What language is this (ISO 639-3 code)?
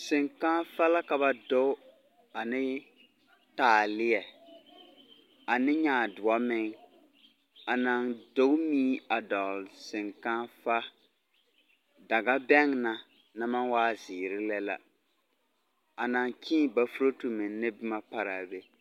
dga